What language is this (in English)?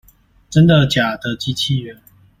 Chinese